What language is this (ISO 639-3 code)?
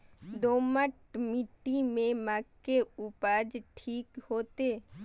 mai